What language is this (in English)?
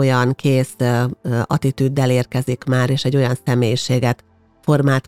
Hungarian